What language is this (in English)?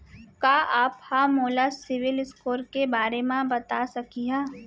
Chhattisgarhi